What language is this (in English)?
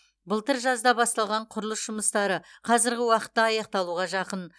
Kazakh